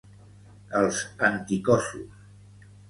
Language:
Catalan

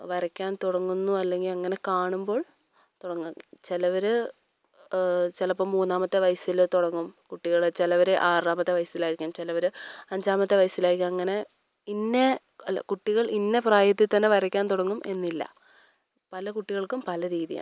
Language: Malayalam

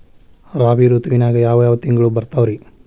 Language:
Kannada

